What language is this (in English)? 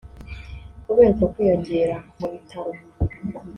Kinyarwanda